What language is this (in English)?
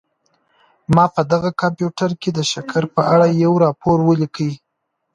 Pashto